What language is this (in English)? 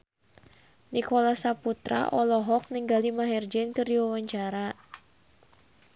Sundanese